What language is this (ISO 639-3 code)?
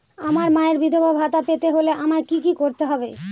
ben